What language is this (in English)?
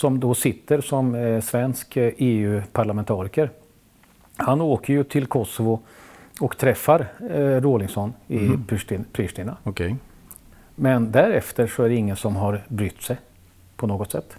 Swedish